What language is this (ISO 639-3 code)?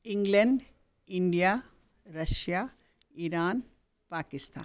san